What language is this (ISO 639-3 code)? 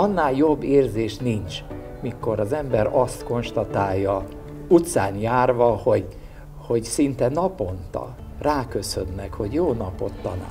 hun